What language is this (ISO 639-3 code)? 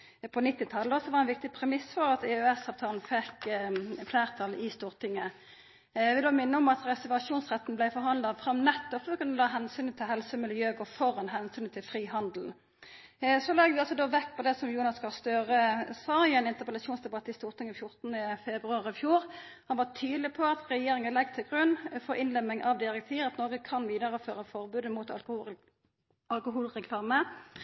nno